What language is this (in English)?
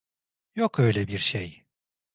Turkish